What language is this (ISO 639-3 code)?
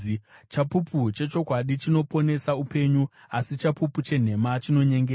sna